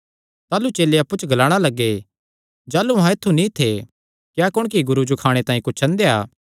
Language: Kangri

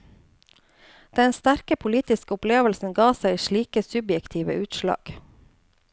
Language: Norwegian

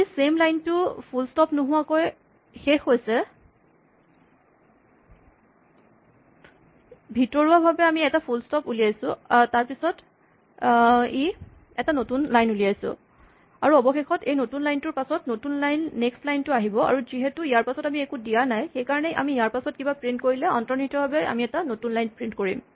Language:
Assamese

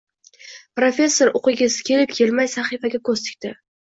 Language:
Uzbek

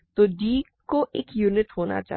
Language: Hindi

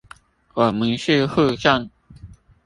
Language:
Chinese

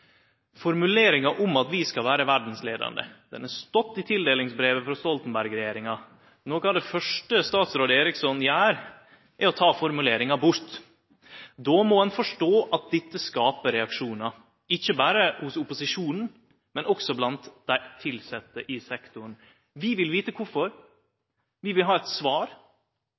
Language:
Norwegian Nynorsk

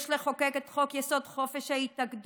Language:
Hebrew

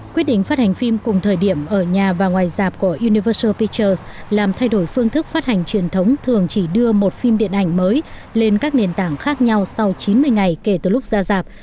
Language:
Vietnamese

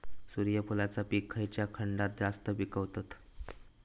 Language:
Marathi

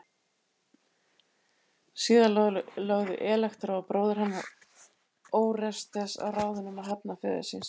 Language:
Icelandic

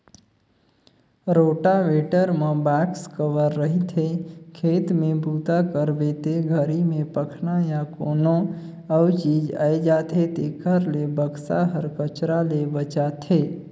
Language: Chhattisgarhi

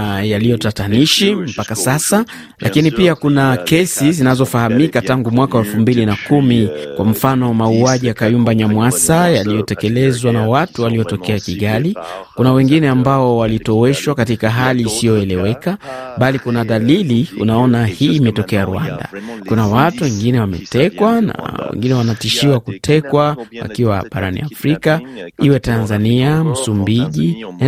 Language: Swahili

